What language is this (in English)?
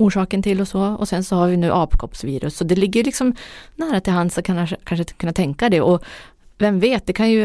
Swedish